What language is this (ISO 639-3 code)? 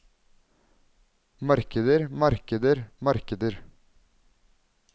nor